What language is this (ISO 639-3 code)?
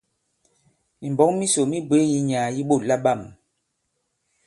abb